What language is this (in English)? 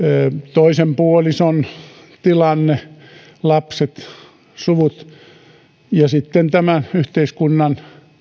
Finnish